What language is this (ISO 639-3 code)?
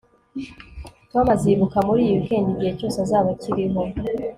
kin